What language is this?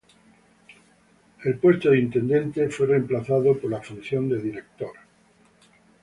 Spanish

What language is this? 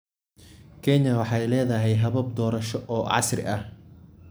Somali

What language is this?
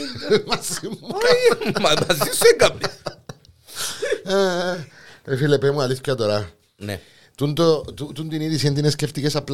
Greek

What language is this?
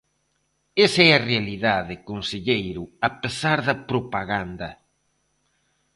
Galician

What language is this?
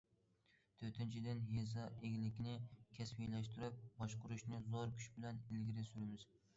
Uyghur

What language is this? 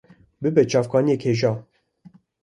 Kurdish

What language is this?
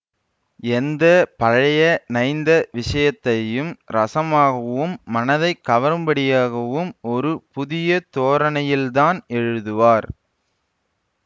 Tamil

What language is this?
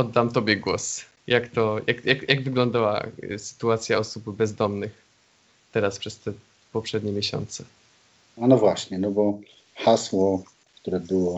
Polish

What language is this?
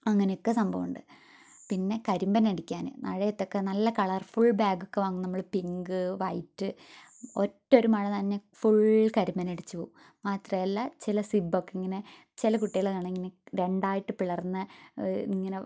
Malayalam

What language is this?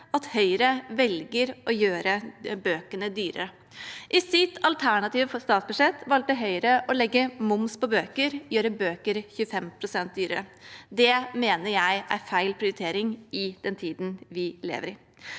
Norwegian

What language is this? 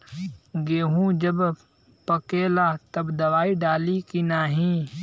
Bhojpuri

